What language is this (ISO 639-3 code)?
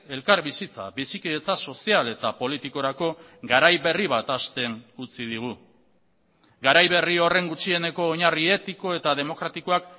eus